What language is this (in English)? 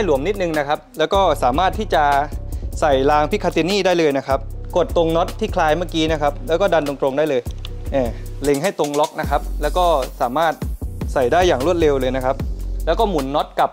Thai